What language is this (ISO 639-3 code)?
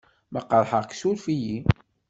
kab